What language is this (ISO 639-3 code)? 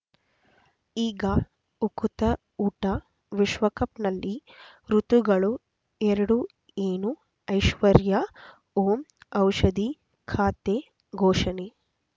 kan